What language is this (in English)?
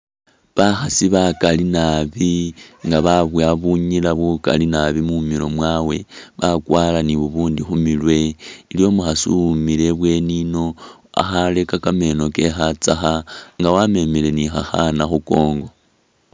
Masaaba